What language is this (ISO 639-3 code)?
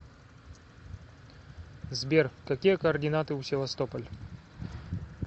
rus